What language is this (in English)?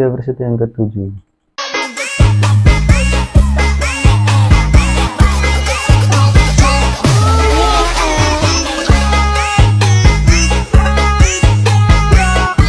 Indonesian